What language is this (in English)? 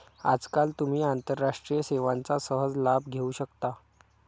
Marathi